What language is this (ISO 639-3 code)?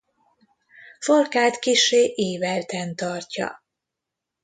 hun